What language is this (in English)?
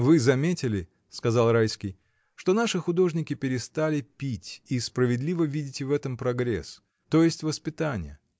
Russian